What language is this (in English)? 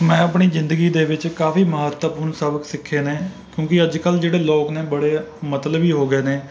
Punjabi